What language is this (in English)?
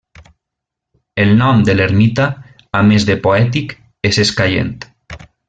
Catalan